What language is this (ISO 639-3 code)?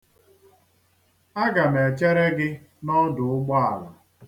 ibo